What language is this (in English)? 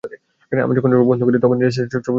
Bangla